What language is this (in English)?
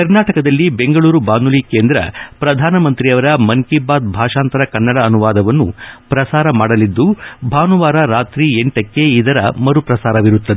Kannada